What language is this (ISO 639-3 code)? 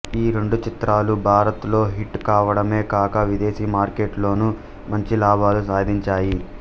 tel